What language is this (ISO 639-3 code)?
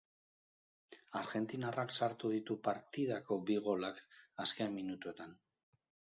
eus